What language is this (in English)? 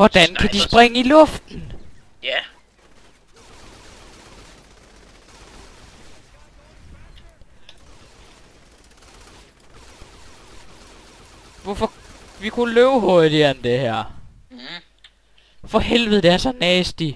Danish